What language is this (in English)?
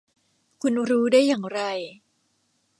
Thai